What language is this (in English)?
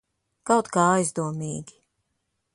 Latvian